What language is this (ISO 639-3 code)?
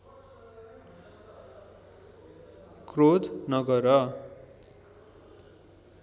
nep